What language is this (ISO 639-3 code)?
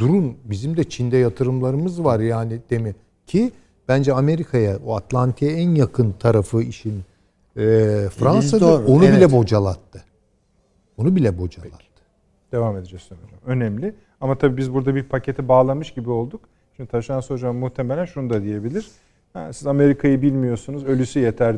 tur